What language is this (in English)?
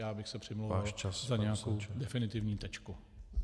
Czech